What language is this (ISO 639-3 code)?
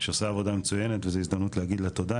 heb